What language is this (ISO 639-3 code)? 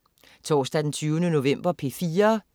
dan